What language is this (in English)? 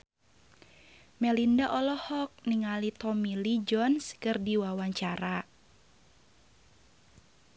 Sundanese